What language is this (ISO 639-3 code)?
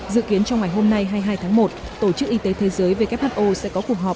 vie